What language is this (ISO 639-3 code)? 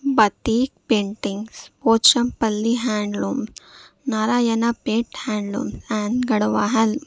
urd